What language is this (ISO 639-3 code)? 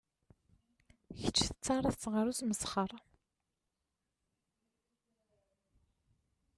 kab